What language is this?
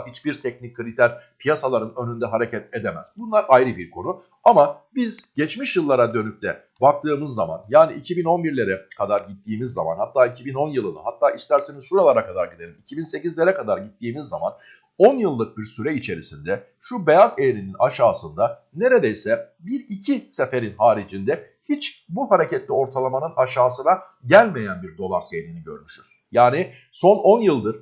Turkish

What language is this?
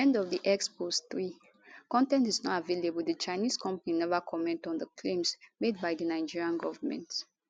Nigerian Pidgin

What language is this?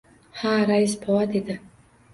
Uzbek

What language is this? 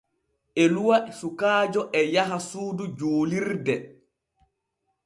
Borgu Fulfulde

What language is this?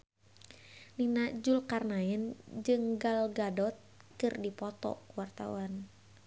Sundanese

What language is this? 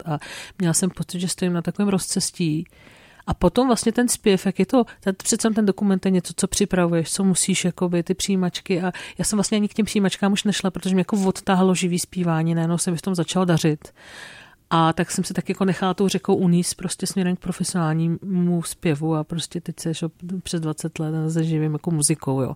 Czech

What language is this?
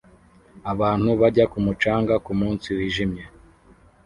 Kinyarwanda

